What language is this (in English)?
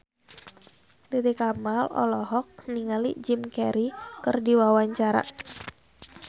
Sundanese